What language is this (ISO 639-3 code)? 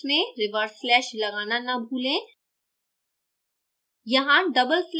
hin